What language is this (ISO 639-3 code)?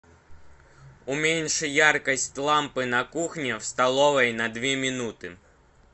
rus